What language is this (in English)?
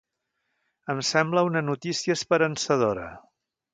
Catalan